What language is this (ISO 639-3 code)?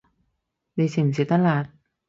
yue